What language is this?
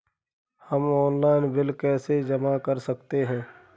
Hindi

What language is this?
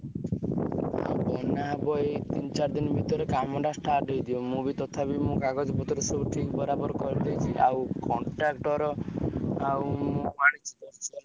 Odia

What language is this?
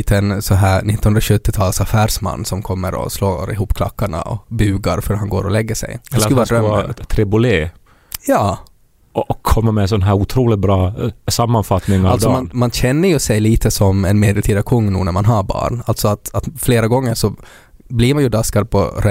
Swedish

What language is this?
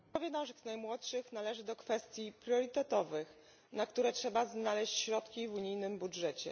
Polish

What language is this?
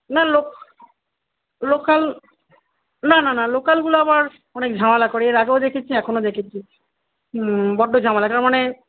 Bangla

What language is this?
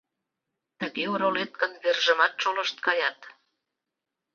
Mari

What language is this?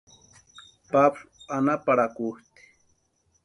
Western Highland Purepecha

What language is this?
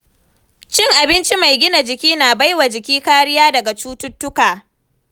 Hausa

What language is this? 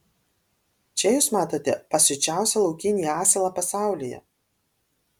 Lithuanian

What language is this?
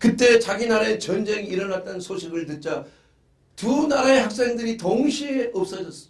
Korean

